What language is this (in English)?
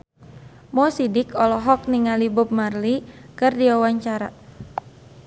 Sundanese